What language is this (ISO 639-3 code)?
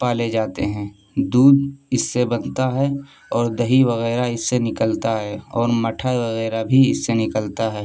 urd